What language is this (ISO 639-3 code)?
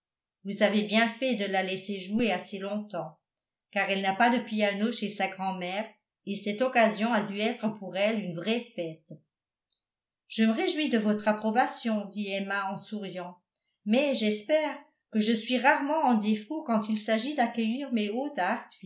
fra